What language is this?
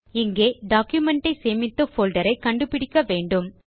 Tamil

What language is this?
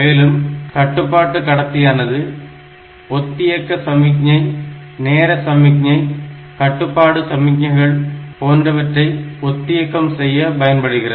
Tamil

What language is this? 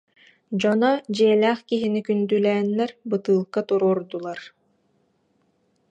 Yakut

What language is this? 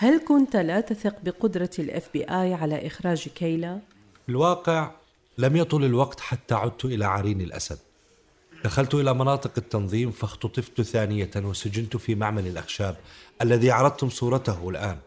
Arabic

